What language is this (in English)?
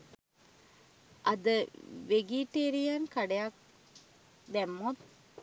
Sinhala